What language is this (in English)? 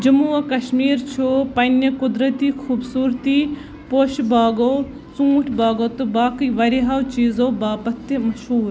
Kashmiri